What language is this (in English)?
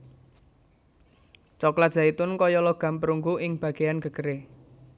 Javanese